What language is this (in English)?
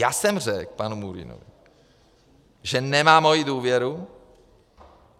Czech